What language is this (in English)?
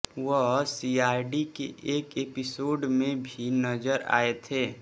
Hindi